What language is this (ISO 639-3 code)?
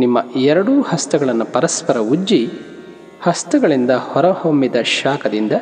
kan